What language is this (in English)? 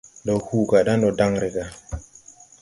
Tupuri